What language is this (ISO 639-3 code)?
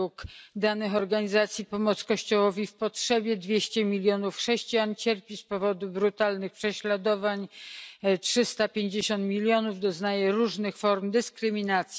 pol